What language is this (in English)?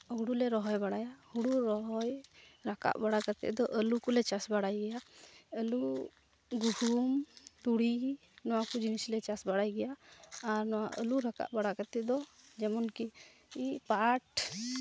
Santali